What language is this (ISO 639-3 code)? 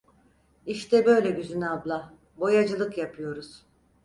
tur